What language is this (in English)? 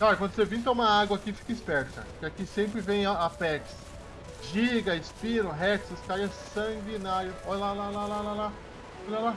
Portuguese